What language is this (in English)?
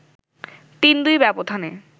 Bangla